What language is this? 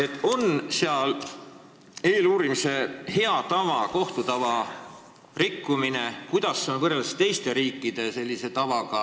Estonian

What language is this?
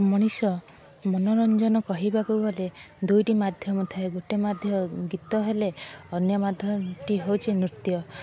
Odia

